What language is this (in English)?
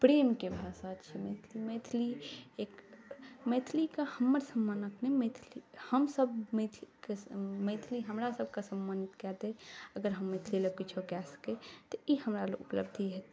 Maithili